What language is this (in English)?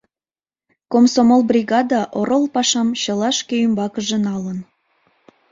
Mari